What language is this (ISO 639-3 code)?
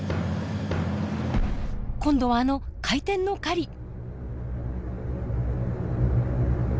jpn